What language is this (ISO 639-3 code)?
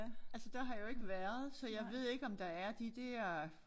dan